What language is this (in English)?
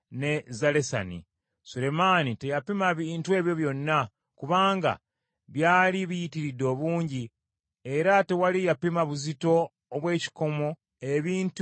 Ganda